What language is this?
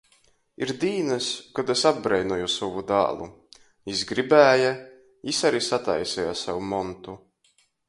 Latgalian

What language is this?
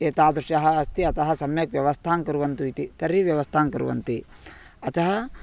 Sanskrit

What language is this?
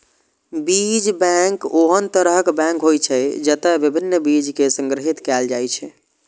Maithili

